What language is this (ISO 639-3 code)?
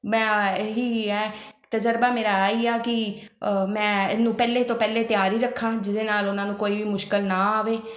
pan